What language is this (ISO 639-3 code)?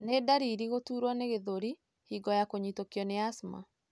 kik